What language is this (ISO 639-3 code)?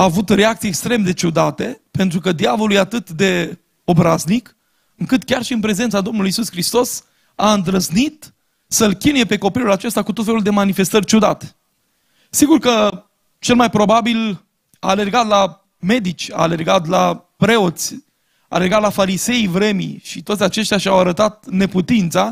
ron